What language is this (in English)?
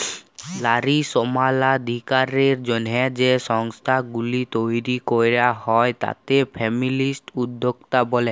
Bangla